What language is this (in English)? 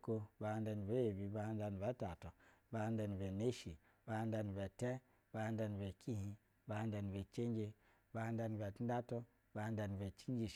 Basa (Nigeria)